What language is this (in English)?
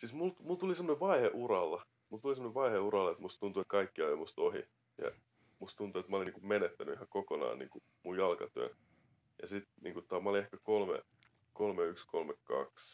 Finnish